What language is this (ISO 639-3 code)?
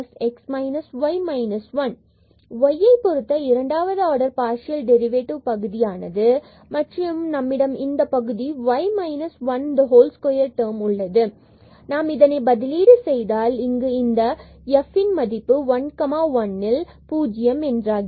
tam